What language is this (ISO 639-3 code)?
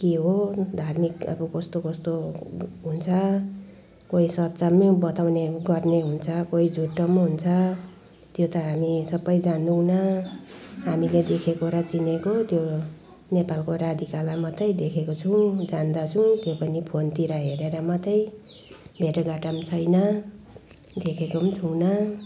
nep